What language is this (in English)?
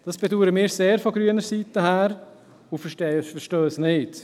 Swiss German